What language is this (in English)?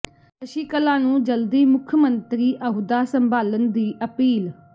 Punjabi